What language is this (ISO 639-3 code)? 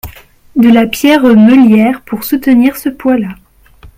fra